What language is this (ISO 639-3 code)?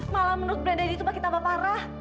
ind